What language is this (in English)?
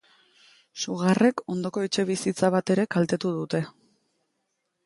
Basque